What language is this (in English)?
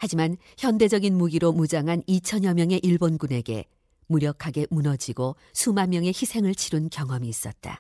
Korean